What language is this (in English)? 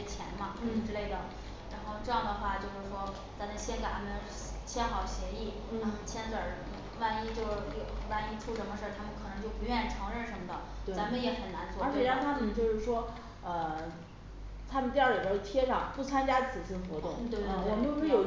Chinese